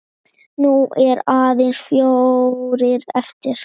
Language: Icelandic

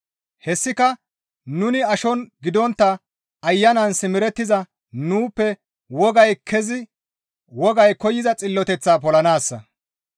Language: Gamo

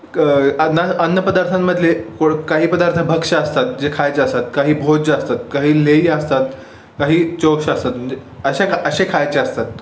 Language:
Marathi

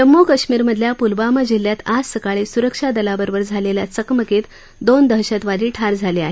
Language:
Marathi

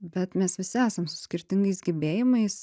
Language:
Lithuanian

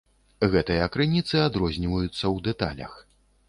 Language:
Belarusian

